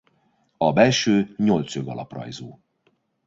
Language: Hungarian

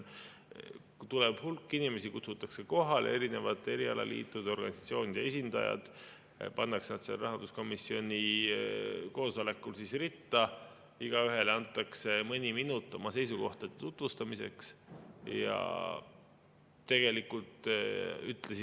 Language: Estonian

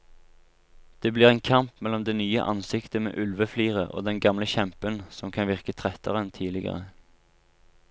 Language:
Norwegian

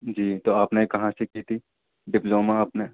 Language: Urdu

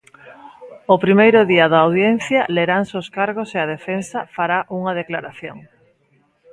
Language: Galician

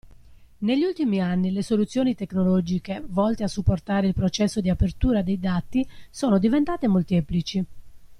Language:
Italian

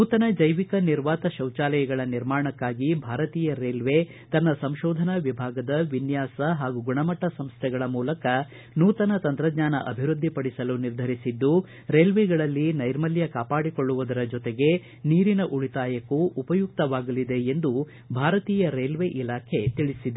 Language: Kannada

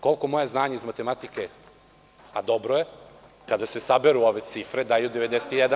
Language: Serbian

